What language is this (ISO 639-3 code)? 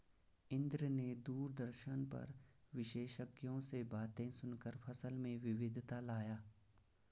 hin